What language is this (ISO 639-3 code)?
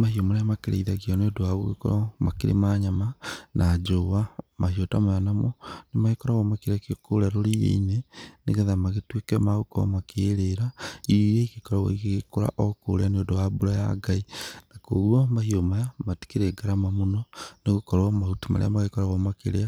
kik